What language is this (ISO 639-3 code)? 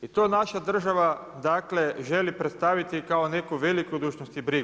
hrv